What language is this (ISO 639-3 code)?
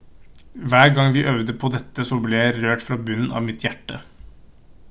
nob